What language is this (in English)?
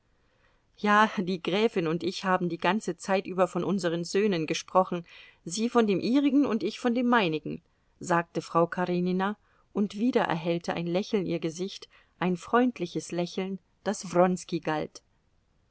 German